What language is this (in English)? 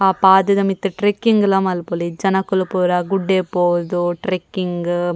Tulu